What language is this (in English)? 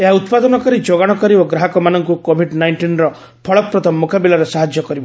Odia